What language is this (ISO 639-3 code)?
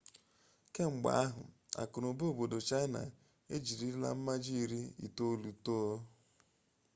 ibo